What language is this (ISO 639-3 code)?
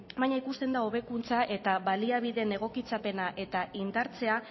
eus